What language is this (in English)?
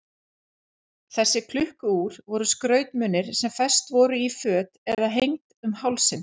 Icelandic